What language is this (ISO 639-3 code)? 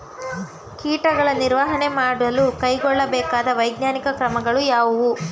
kan